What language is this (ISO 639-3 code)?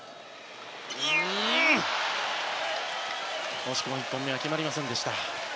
jpn